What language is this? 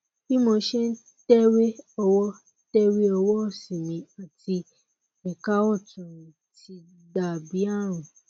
Yoruba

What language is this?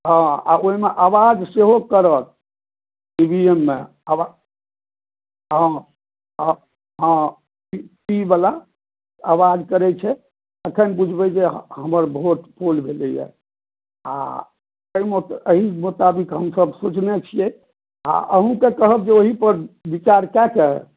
Maithili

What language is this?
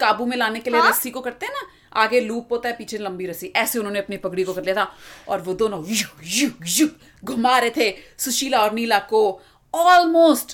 Hindi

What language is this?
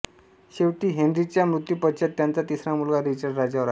Marathi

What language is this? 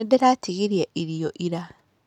Kikuyu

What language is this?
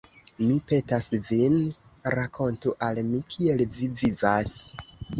Esperanto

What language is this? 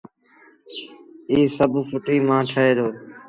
Sindhi Bhil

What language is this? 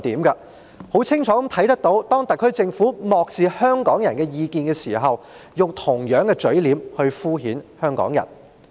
Cantonese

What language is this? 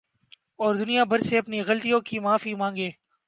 Urdu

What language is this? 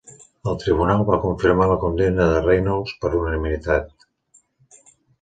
Catalan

